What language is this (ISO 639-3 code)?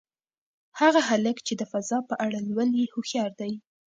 pus